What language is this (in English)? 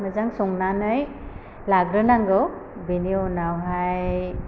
Bodo